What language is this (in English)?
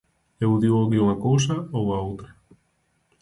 Galician